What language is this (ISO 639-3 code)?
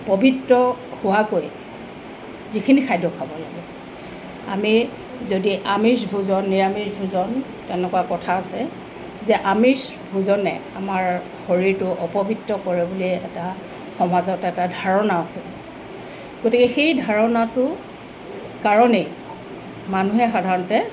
asm